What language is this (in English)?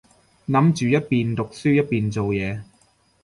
Cantonese